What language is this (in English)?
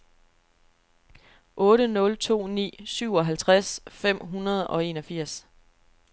Danish